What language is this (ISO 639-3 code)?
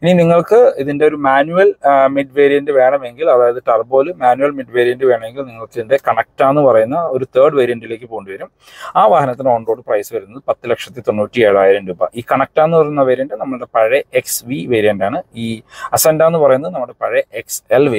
mal